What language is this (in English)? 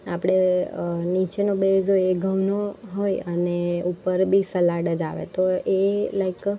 Gujarati